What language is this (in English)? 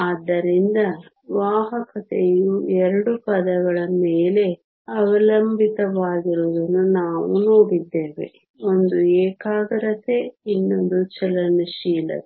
Kannada